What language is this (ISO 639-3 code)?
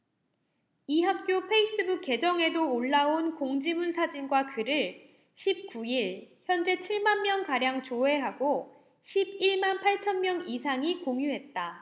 kor